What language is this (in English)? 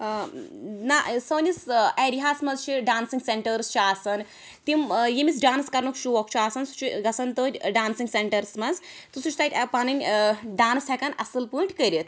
Kashmiri